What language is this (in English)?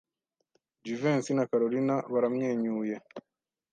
Kinyarwanda